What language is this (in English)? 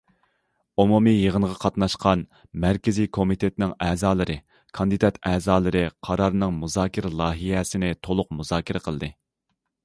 Uyghur